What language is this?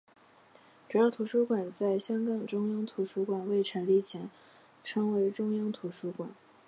Chinese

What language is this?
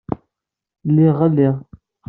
Kabyle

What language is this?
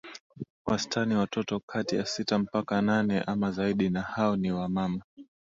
Swahili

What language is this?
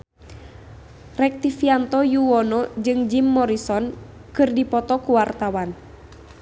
Sundanese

